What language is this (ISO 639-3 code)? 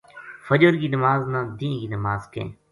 gju